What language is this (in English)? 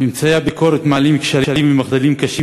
Hebrew